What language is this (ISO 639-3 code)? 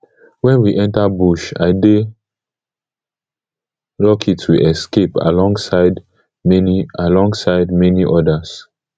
pcm